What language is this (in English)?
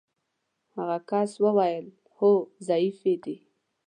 Pashto